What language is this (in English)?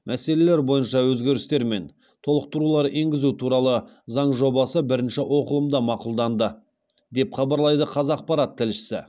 Kazakh